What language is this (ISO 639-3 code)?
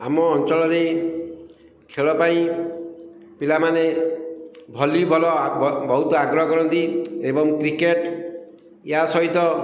ori